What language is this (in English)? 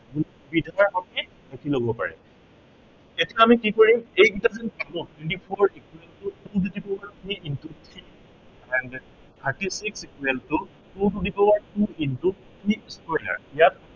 Assamese